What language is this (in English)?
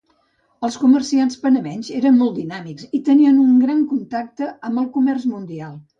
Catalan